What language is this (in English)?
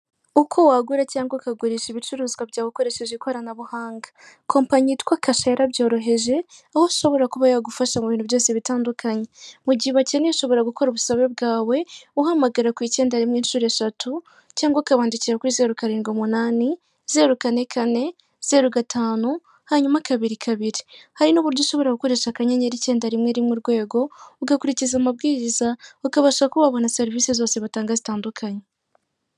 Kinyarwanda